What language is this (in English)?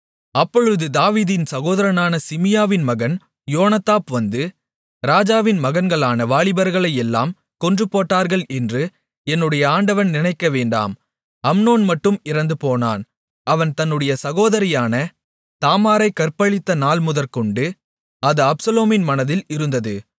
Tamil